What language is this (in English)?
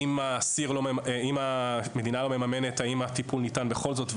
Hebrew